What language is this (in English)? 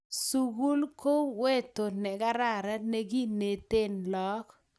Kalenjin